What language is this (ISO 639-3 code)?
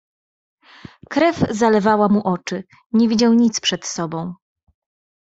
pol